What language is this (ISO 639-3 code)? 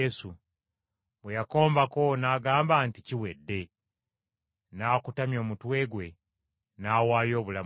lug